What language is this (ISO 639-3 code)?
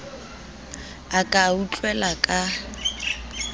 sot